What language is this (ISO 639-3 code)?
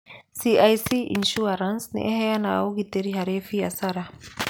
kik